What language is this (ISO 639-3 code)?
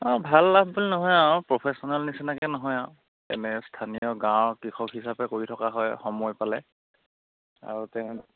asm